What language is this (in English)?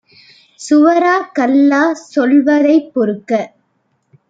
Tamil